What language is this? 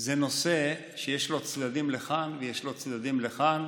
Hebrew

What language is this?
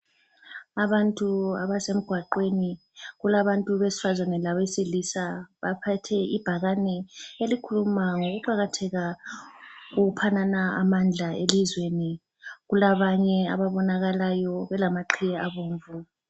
North Ndebele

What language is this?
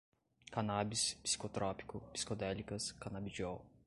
Portuguese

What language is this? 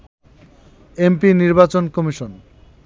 Bangla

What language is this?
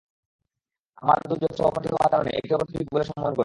Bangla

